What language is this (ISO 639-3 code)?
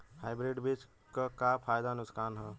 bho